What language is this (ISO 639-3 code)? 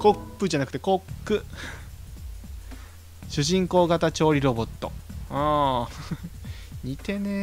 jpn